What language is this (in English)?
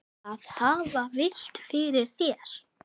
Icelandic